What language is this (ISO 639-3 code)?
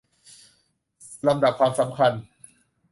tha